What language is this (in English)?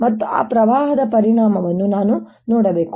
Kannada